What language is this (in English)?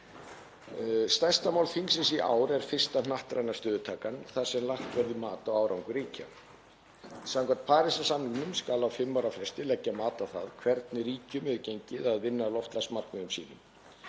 Icelandic